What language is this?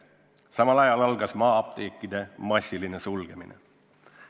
Estonian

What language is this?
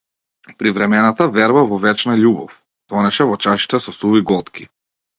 Macedonian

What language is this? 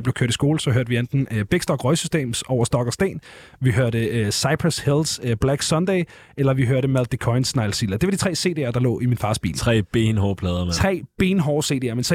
Danish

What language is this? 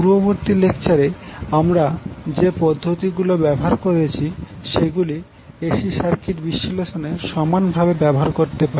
Bangla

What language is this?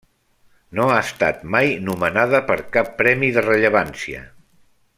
Catalan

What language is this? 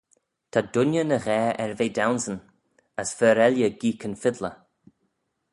Manx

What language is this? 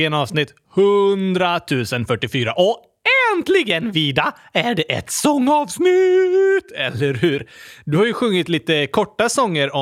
Swedish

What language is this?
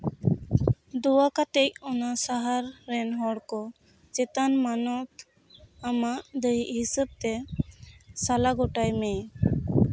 Santali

